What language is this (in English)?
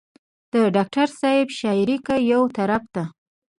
Pashto